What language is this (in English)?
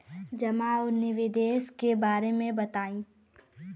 Bhojpuri